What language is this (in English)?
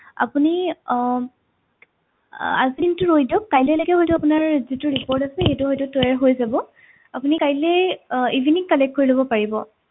Assamese